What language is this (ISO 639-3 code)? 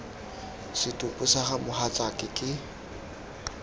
tsn